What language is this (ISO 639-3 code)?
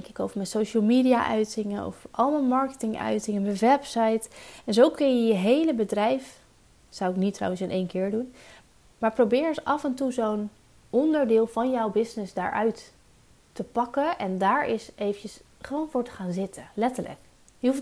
nld